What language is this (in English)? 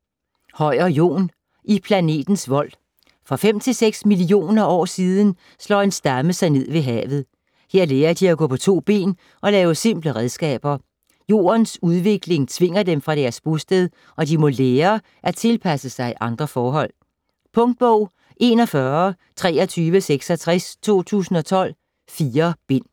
Danish